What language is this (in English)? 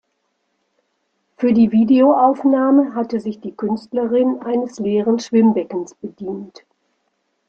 German